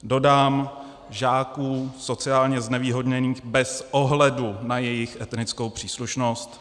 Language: Czech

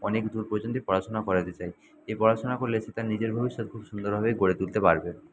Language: Bangla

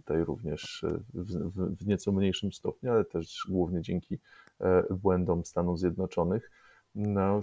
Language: Polish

